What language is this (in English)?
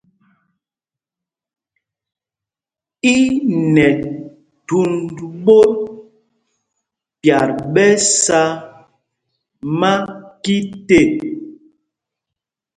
Mpumpong